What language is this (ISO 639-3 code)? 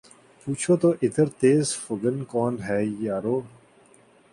urd